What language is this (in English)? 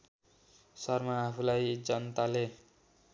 Nepali